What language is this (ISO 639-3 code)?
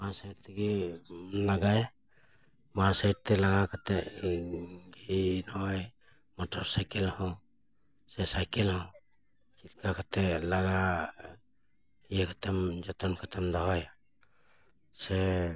sat